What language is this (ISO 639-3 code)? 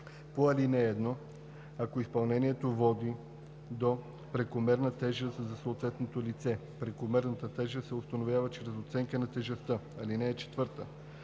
bul